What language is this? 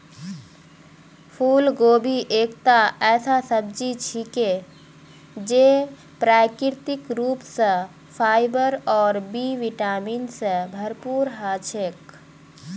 Magahi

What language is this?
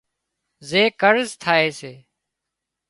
Wadiyara Koli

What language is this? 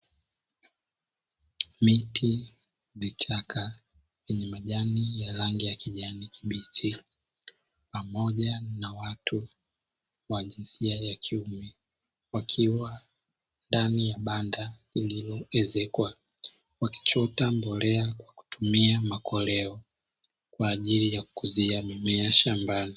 Swahili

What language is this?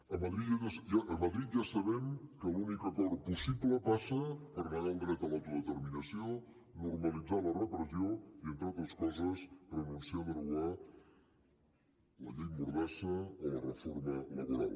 Catalan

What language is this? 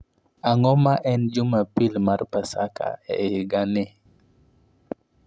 Luo (Kenya and Tanzania)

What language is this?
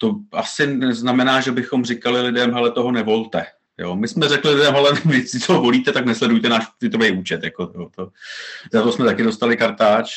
Czech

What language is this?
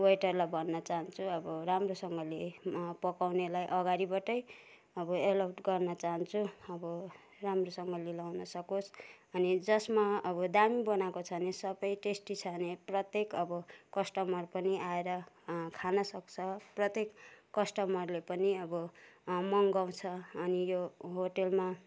Nepali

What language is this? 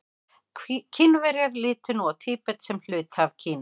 Icelandic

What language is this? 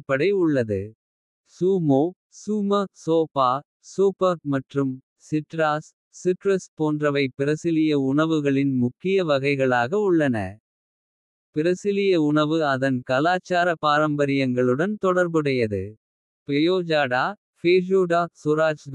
Kota (India)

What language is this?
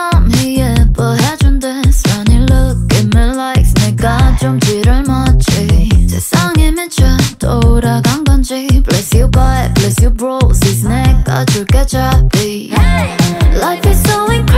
Korean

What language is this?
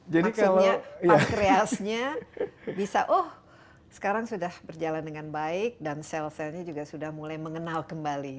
Indonesian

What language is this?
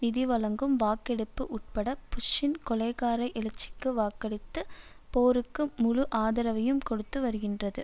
Tamil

